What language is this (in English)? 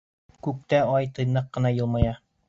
Bashkir